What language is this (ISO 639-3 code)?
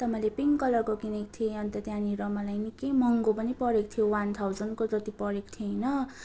nep